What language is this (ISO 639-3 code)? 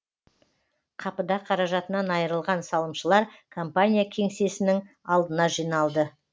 kaz